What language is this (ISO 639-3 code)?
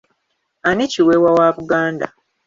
lug